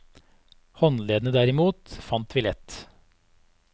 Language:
Norwegian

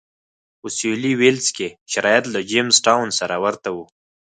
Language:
Pashto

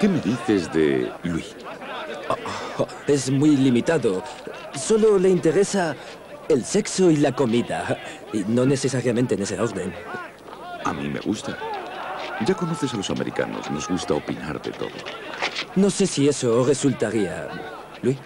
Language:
Spanish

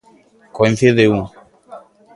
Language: Galician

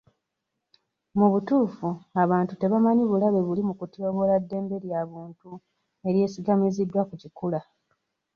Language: Ganda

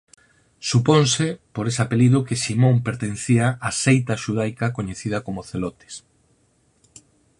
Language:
Galician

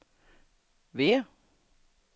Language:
Swedish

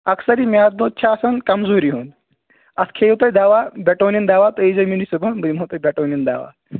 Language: Kashmiri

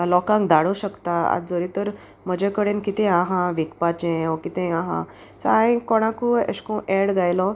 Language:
Konkani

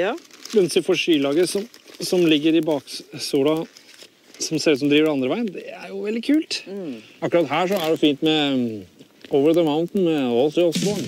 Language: Norwegian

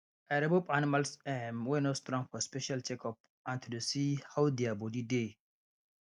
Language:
Nigerian Pidgin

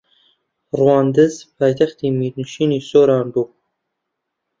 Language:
Central Kurdish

